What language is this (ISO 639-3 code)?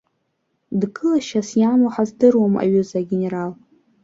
abk